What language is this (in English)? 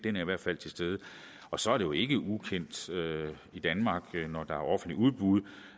Danish